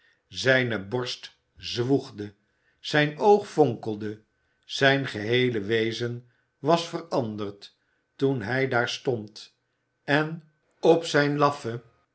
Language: Dutch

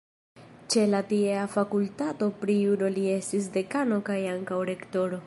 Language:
Esperanto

